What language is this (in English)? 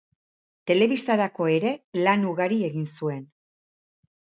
Basque